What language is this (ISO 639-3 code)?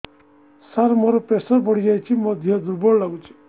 ori